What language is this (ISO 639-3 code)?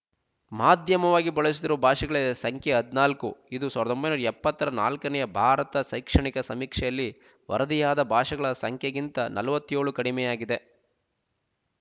kan